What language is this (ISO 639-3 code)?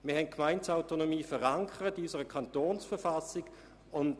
gsw